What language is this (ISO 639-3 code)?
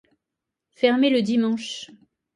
fra